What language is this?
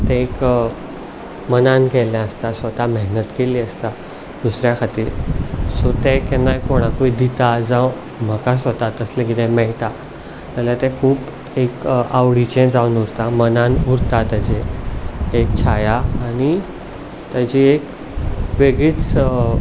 Konkani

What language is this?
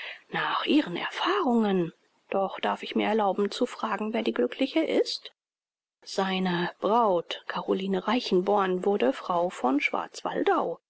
German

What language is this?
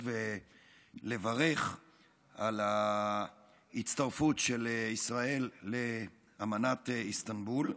Hebrew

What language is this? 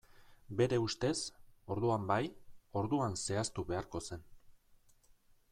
Basque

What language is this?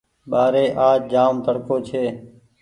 Goaria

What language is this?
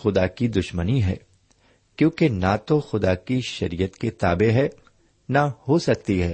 Urdu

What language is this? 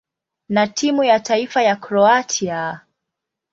Swahili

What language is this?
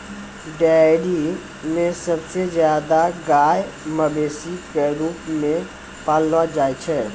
Maithili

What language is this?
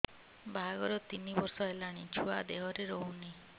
Odia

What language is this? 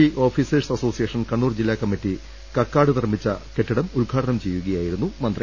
Malayalam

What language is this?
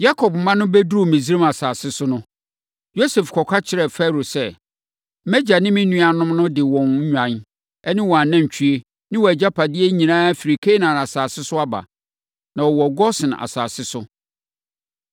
Akan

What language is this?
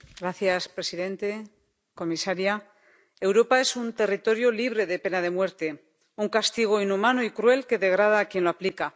Spanish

